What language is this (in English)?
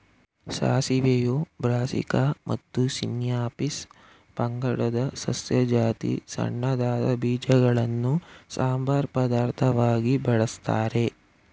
Kannada